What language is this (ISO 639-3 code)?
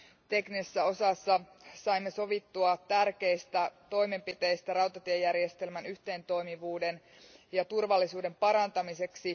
fin